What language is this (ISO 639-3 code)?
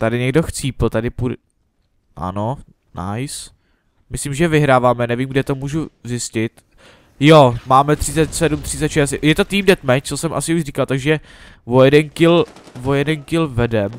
ces